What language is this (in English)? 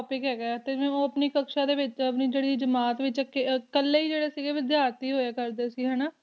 Punjabi